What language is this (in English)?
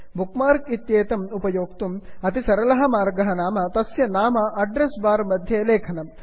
Sanskrit